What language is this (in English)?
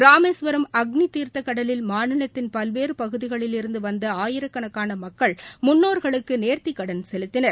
Tamil